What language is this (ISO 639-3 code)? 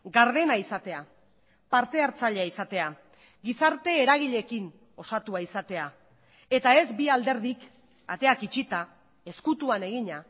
eus